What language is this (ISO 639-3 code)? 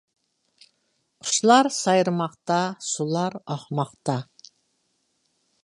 uig